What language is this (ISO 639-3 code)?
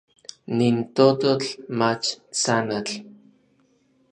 nlv